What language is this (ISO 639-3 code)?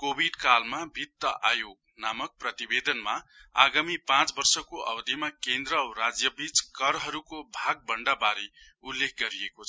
nep